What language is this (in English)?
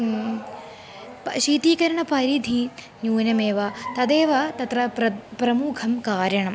Sanskrit